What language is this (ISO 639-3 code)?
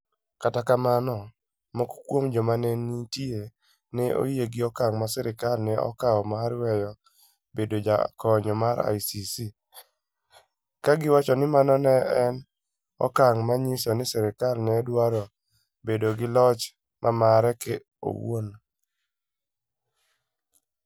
luo